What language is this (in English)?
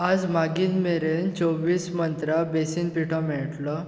Konkani